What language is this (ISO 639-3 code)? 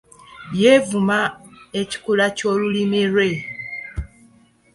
lug